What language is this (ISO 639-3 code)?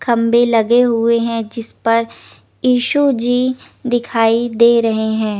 hin